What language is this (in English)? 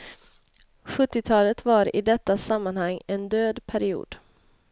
Swedish